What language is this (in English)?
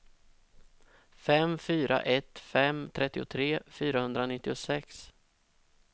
Swedish